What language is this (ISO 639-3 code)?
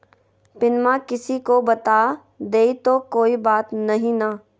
mag